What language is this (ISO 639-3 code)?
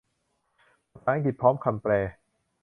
tha